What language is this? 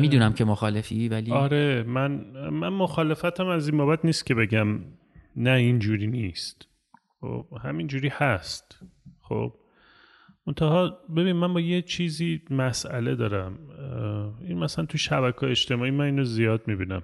Persian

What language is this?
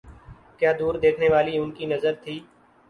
Urdu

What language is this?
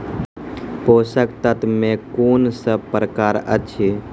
Maithili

